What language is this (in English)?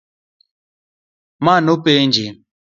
Luo (Kenya and Tanzania)